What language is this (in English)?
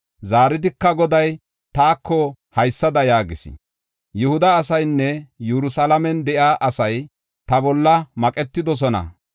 Gofa